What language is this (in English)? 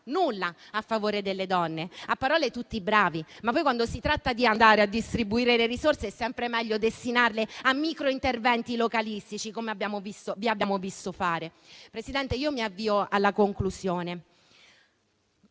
Italian